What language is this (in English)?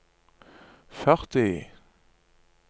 Norwegian